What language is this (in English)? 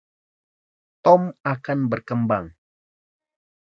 Indonesian